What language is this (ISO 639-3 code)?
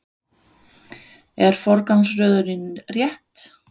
isl